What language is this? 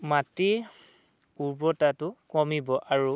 Assamese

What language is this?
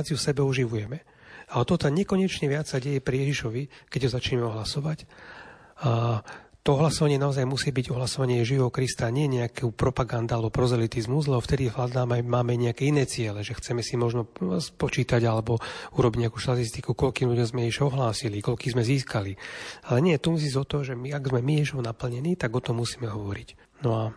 Slovak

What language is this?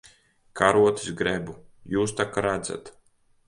Latvian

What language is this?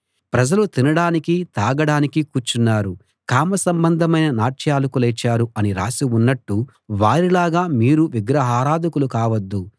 Telugu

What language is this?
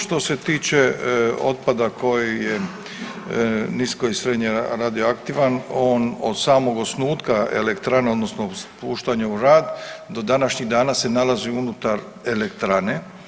Croatian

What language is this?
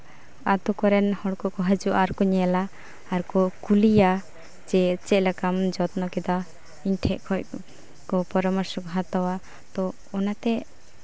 Santali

